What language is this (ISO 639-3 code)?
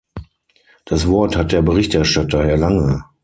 deu